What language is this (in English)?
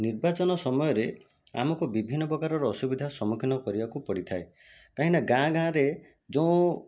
Odia